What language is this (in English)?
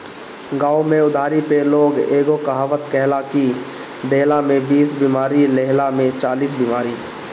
Bhojpuri